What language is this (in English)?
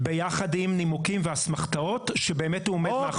Hebrew